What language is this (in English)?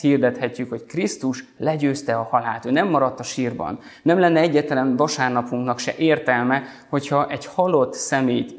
Hungarian